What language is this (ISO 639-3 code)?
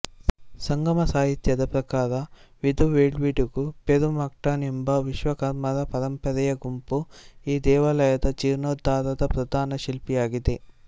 kan